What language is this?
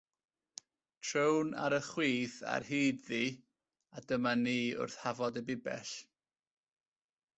Welsh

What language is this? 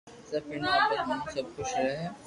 Loarki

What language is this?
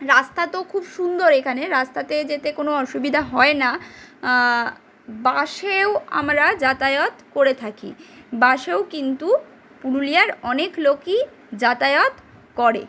Bangla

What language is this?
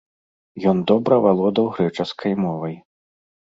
Belarusian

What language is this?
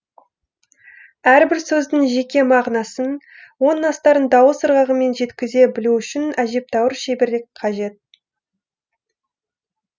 Kazakh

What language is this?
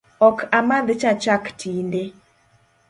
Luo (Kenya and Tanzania)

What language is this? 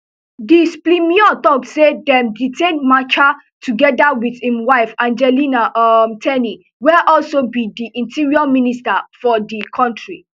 Nigerian Pidgin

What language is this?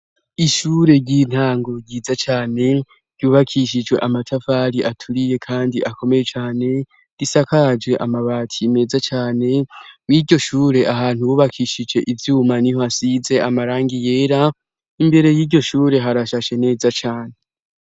Rundi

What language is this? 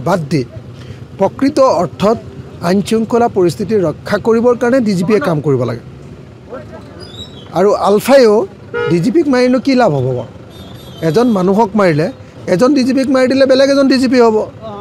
Bangla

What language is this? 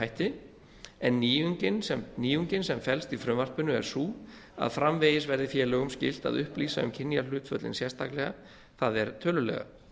Icelandic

